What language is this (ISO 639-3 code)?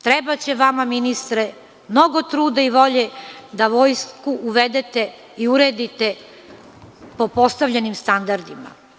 srp